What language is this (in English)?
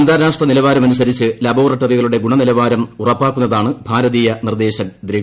Malayalam